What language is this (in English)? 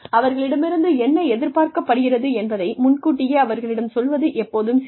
Tamil